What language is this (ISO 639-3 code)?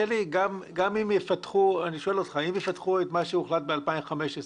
heb